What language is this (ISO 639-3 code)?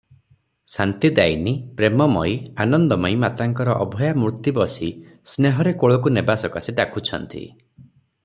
ori